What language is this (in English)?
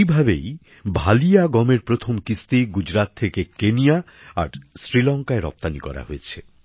Bangla